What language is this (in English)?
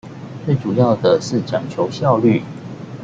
Chinese